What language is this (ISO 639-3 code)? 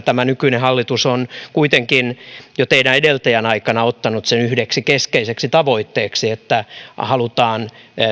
fin